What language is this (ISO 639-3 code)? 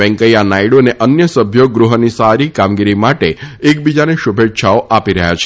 guj